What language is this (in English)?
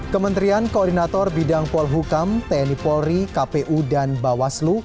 Indonesian